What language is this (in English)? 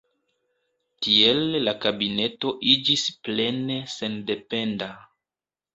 Esperanto